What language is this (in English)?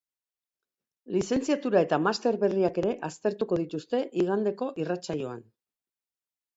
Basque